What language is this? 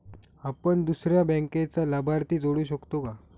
Marathi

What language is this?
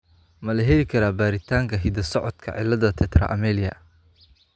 Somali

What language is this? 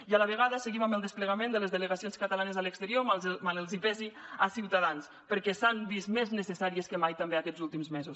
Catalan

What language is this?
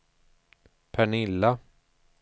Swedish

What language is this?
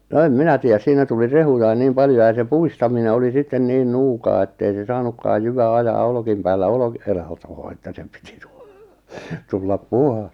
Finnish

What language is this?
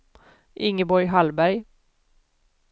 Swedish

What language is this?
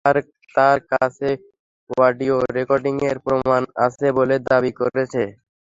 Bangla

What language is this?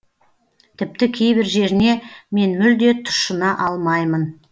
Kazakh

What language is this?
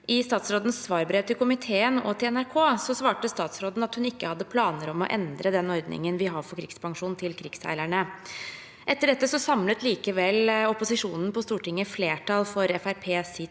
Norwegian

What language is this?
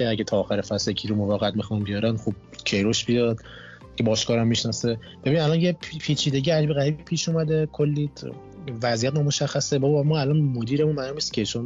Persian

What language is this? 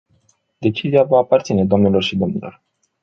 Romanian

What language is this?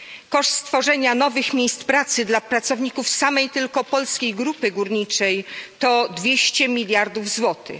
Polish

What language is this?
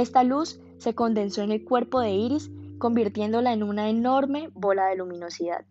Spanish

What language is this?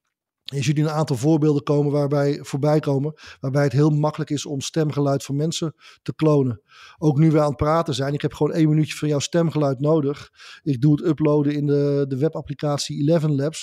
Dutch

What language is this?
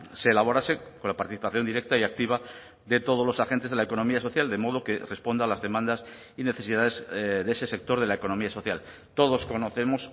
Spanish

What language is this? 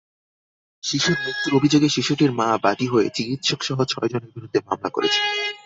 Bangla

